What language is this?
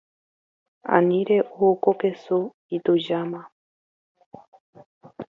Guarani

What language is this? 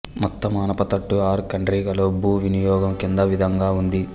Telugu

